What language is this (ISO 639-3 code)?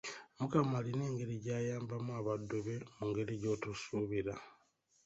lug